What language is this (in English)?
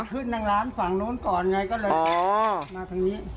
Thai